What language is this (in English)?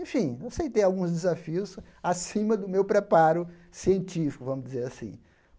Portuguese